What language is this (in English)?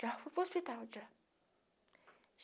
Portuguese